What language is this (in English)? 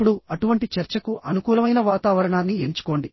Telugu